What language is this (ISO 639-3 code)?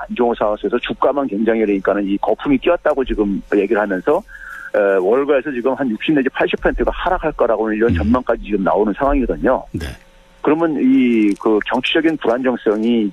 kor